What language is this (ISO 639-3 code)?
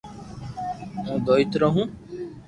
lrk